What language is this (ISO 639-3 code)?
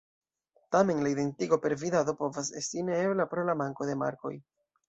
epo